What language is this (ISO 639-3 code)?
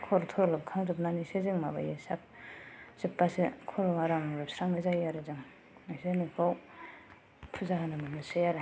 brx